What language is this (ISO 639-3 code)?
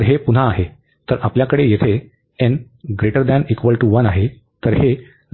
mar